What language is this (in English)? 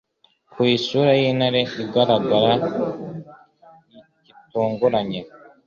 Kinyarwanda